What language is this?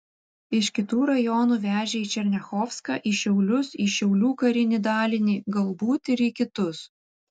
Lithuanian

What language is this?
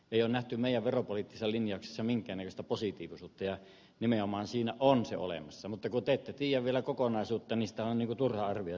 Finnish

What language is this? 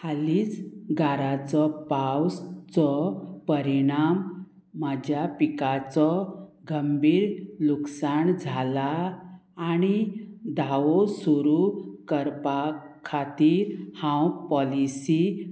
Konkani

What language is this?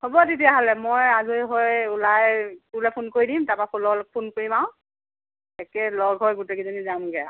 Assamese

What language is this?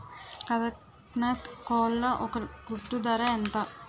Telugu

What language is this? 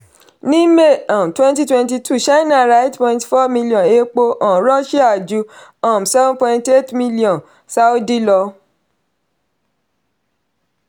Yoruba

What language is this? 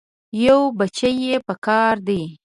Pashto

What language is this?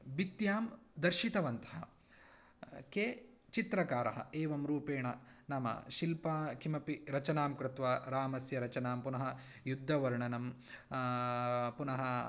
Sanskrit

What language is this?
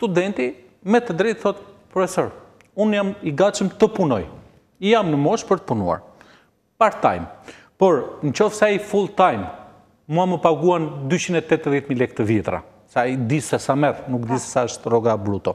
Romanian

